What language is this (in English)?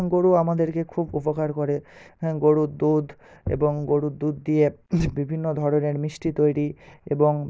Bangla